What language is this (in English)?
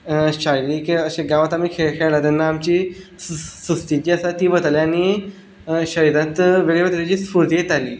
Konkani